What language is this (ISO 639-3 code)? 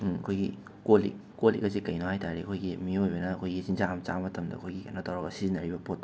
mni